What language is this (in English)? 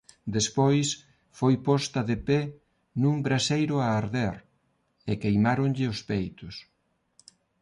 Galician